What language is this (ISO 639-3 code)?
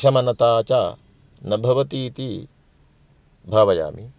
san